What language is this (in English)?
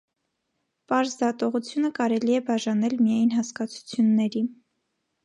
Armenian